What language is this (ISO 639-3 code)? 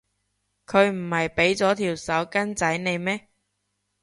yue